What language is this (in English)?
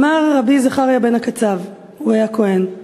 Hebrew